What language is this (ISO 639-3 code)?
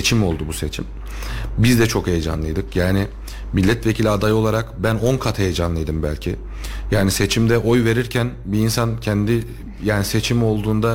tur